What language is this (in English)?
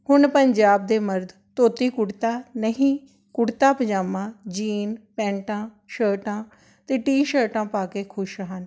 Punjabi